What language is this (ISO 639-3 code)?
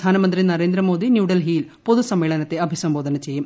mal